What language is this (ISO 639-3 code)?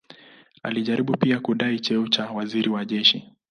swa